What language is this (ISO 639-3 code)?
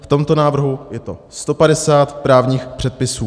ces